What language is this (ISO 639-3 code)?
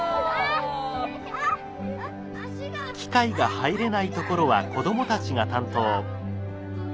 jpn